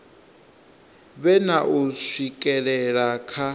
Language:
Venda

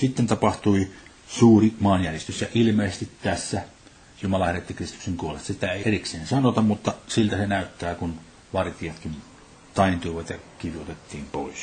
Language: Finnish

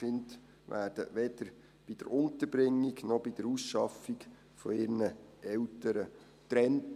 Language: Swiss German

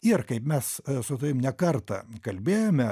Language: Lithuanian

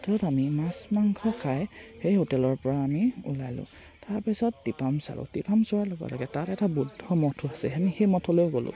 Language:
Assamese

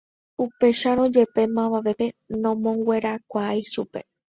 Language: Guarani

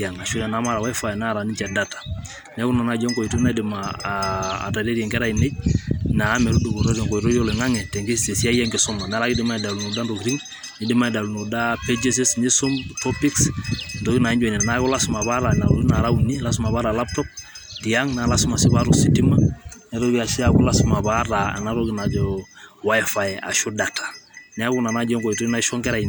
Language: Masai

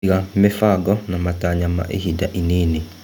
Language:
Kikuyu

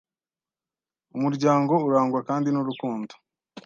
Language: Kinyarwanda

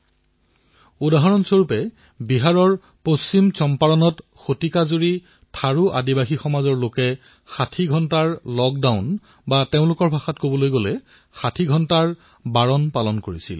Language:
Assamese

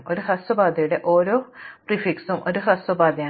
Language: Malayalam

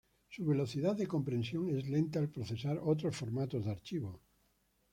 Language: Spanish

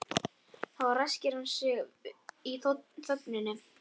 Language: Icelandic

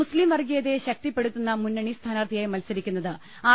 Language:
Malayalam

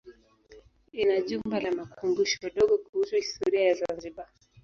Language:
Swahili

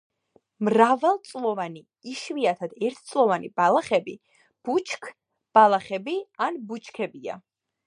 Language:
Georgian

